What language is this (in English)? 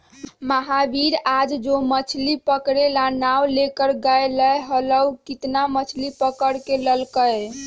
Magahi